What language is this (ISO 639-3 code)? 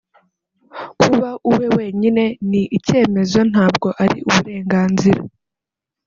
kin